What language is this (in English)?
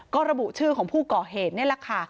Thai